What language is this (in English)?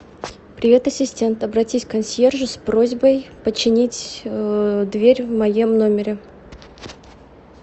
Russian